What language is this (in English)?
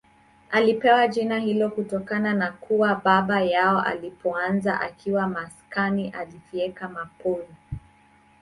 Swahili